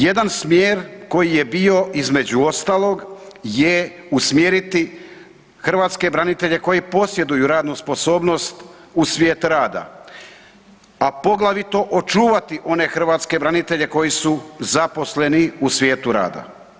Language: Croatian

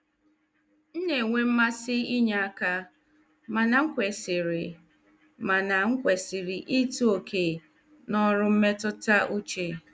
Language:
Igbo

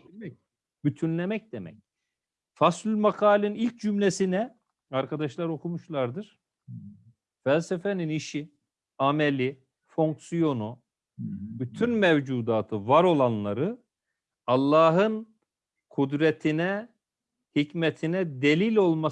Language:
Turkish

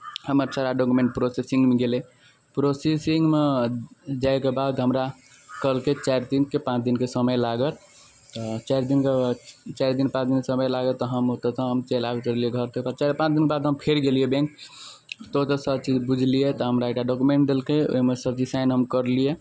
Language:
Maithili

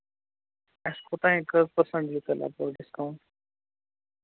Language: Kashmiri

